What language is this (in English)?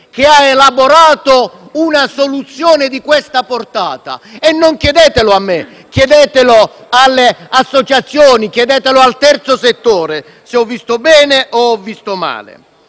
Italian